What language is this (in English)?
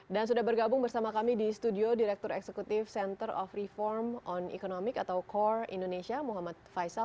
Indonesian